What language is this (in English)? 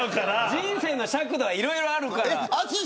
Japanese